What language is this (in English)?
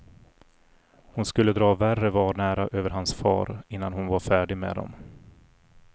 Swedish